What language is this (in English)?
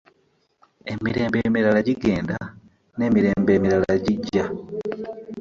Ganda